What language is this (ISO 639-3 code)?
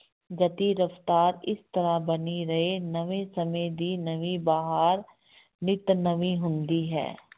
pan